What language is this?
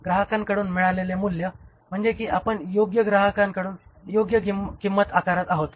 Marathi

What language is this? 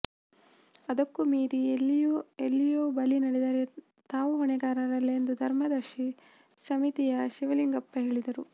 Kannada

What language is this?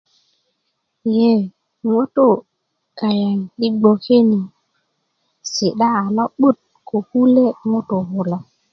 Kuku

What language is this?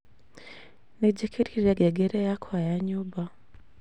Kikuyu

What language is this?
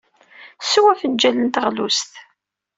Kabyle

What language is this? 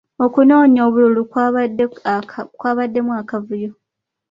Ganda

